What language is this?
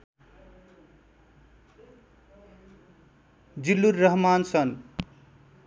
Nepali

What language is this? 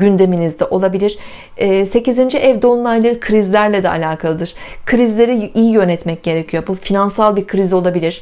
Turkish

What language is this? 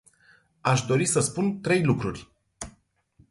Romanian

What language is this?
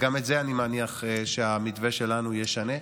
Hebrew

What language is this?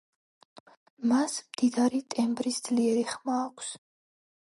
Georgian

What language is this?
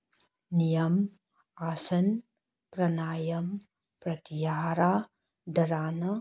Manipuri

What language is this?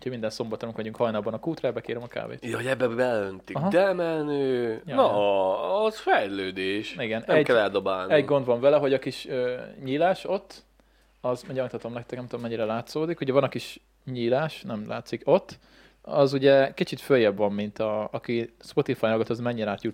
Hungarian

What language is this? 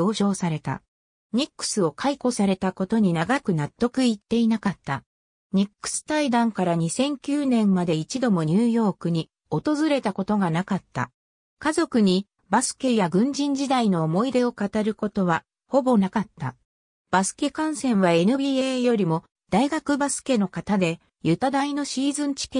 Japanese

